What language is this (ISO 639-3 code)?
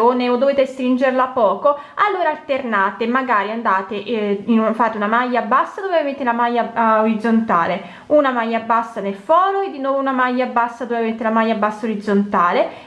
ita